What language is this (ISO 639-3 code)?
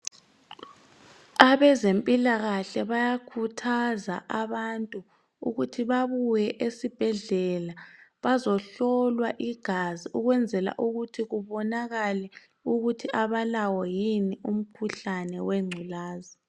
nde